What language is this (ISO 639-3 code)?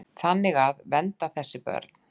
isl